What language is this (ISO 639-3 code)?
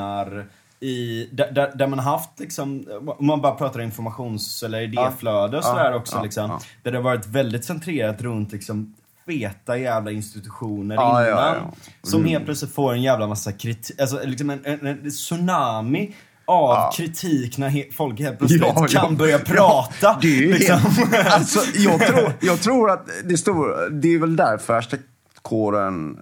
swe